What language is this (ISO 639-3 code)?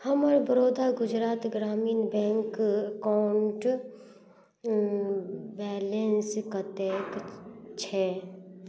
mai